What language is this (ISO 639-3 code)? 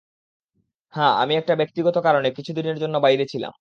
ben